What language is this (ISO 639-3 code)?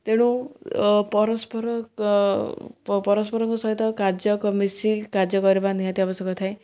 ori